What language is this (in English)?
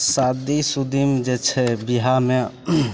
Maithili